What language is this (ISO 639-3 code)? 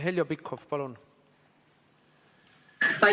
est